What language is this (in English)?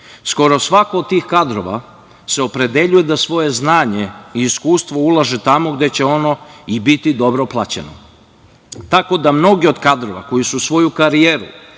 Serbian